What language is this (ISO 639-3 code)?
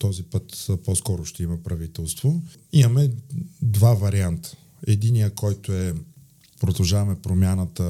bul